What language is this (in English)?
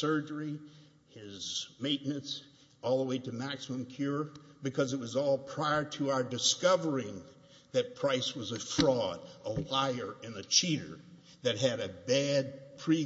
English